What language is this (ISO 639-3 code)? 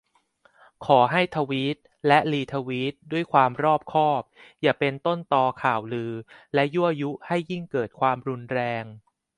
tha